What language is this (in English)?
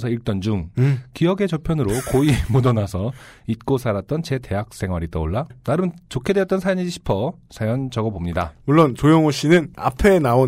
Korean